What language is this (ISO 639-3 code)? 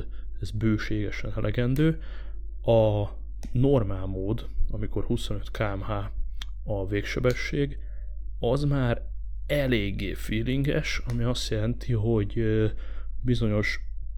hun